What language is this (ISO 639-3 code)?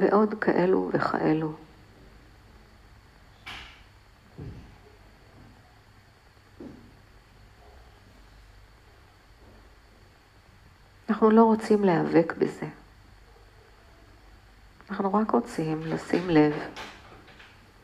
heb